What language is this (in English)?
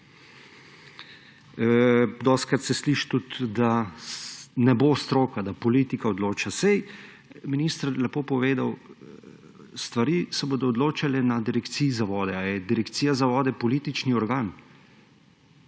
Slovenian